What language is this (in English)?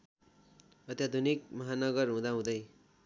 Nepali